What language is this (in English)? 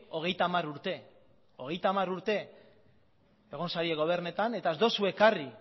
Basque